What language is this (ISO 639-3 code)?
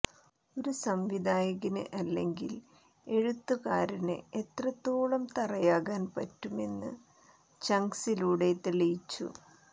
mal